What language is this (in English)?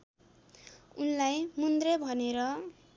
Nepali